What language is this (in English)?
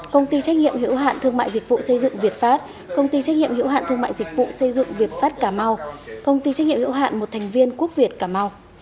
Vietnamese